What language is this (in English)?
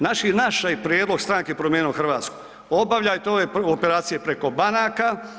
Croatian